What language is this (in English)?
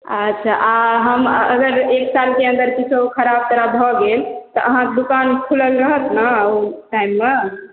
Maithili